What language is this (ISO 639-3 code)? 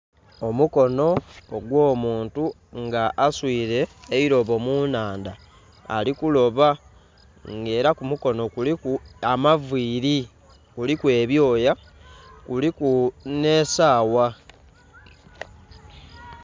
xog